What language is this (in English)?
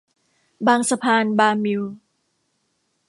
Thai